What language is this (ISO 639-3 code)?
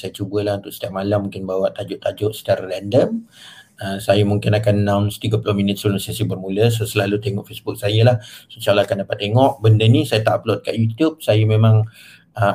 msa